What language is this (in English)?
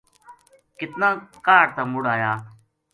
Gujari